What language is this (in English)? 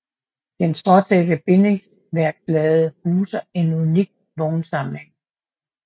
Danish